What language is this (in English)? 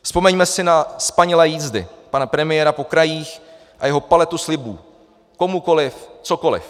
Czech